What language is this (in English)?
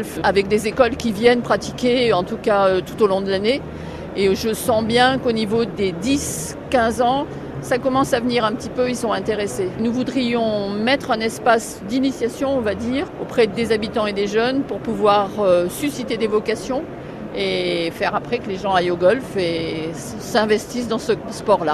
French